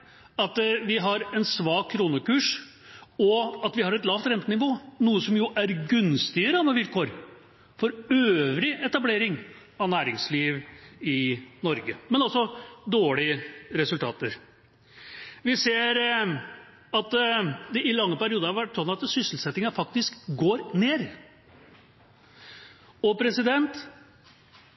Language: Norwegian Bokmål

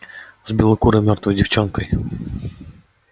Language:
Russian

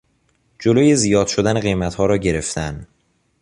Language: Persian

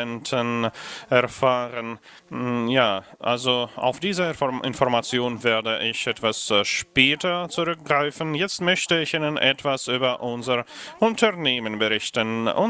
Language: German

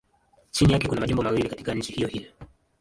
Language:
Swahili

